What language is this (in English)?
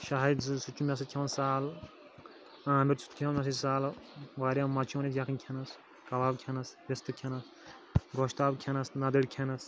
Kashmiri